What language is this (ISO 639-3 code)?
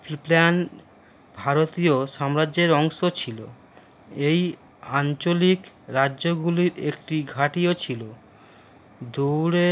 ben